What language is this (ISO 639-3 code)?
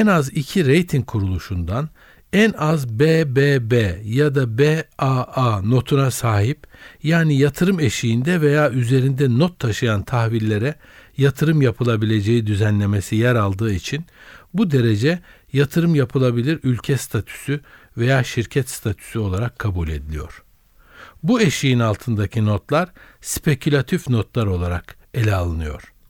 tur